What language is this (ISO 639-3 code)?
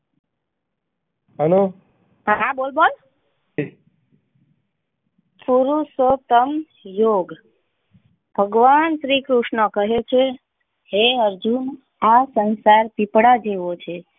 guj